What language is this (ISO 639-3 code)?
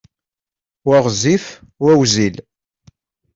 kab